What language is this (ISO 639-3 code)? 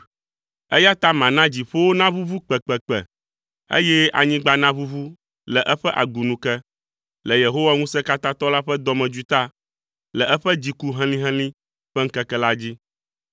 ewe